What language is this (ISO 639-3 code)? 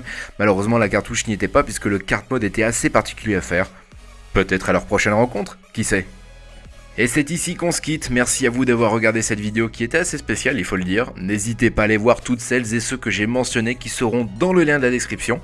fra